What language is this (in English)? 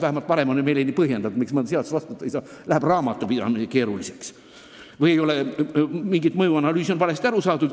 Estonian